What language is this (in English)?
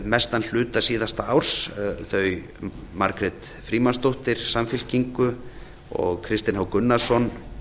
Icelandic